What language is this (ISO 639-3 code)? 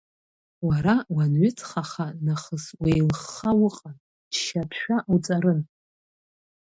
abk